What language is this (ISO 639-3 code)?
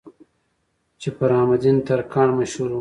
pus